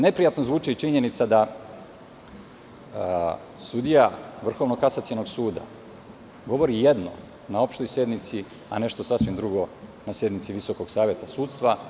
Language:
Serbian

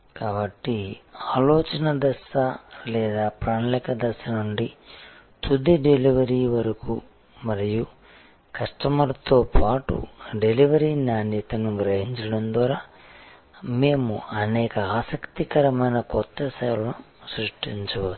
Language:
Telugu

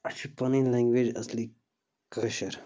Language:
Kashmiri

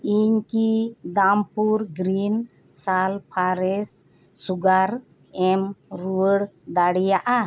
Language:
Santali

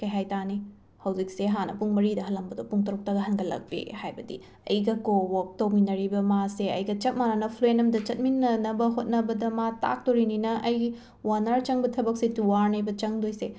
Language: Manipuri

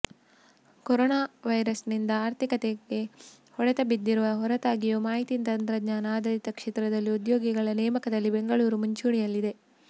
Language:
Kannada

